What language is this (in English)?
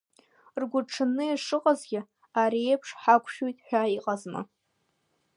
Abkhazian